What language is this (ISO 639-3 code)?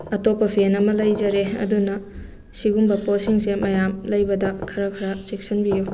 mni